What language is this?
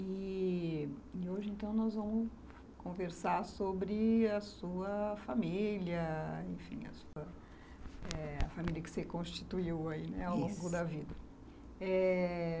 Portuguese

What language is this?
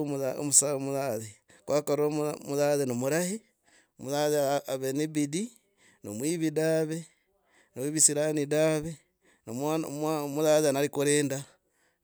Logooli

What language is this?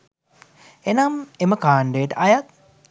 Sinhala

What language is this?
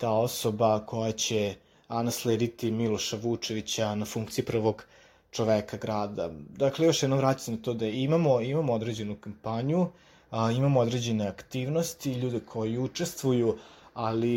Croatian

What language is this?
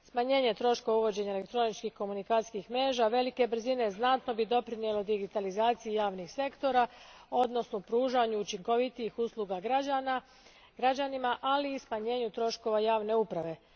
Croatian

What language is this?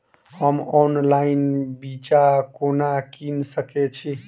Maithili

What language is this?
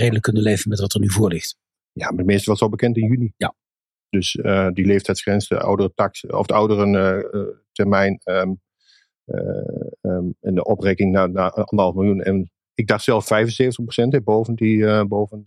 Dutch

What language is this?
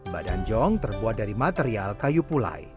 Indonesian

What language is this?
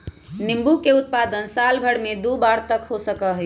Magahi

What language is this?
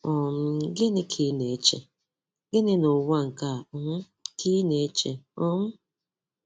Igbo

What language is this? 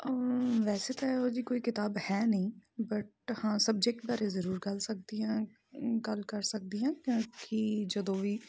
Punjabi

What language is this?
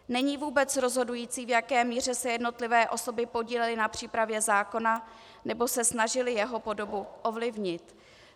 Czech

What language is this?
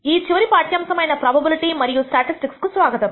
Telugu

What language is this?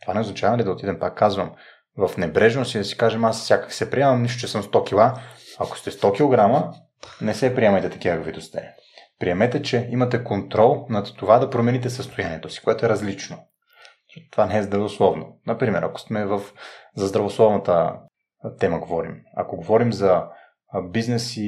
Bulgarian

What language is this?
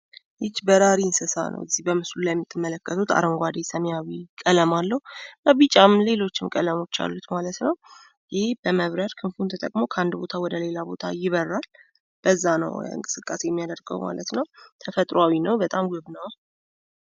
Amharic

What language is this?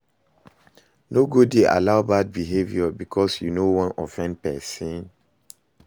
Nigerian Pidgin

